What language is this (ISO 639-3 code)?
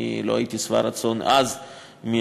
heb